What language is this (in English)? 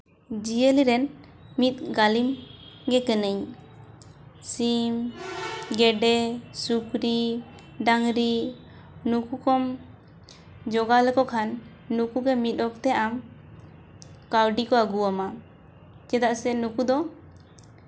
Santali